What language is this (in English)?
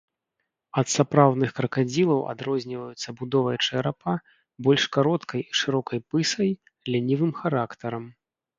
Belarusian